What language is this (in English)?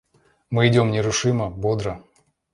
Russian